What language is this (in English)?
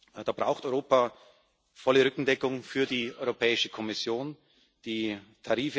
German